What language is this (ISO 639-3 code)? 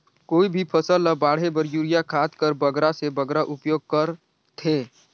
hne